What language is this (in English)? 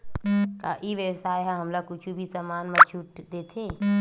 Chhattisgarhi